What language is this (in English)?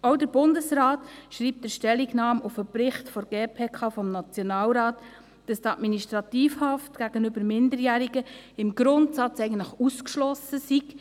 Swiss German